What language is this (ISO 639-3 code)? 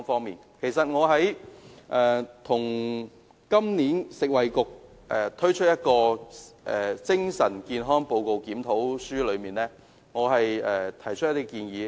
yue